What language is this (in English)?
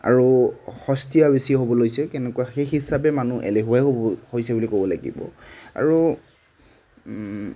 Assamese